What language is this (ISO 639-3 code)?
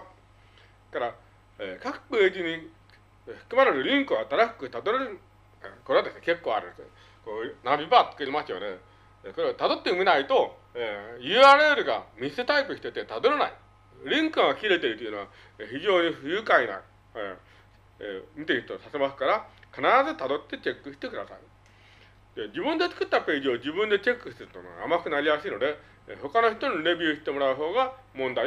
jpn